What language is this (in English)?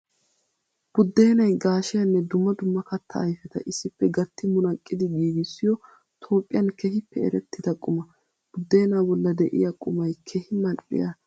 Wolaytta